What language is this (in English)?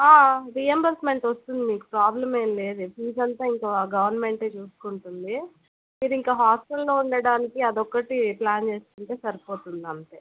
Telugu